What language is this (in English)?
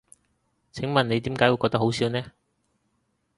Cantonese